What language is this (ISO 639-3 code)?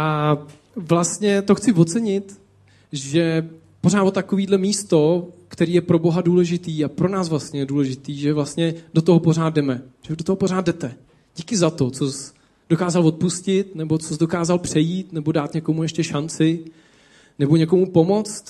ces